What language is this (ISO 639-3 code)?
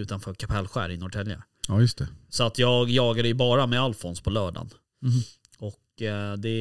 swe